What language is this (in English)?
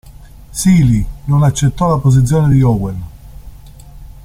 Italian